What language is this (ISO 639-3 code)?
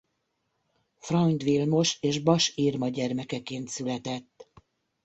hun